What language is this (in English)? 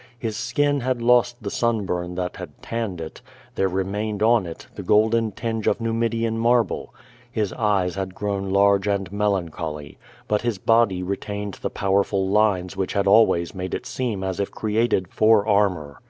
English